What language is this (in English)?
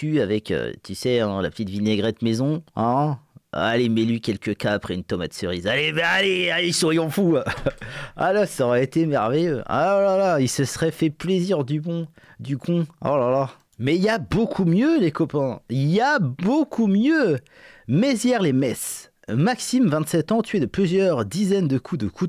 French